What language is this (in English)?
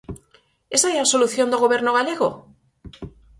Galician